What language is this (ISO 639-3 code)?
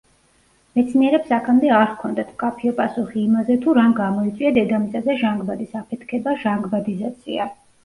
kat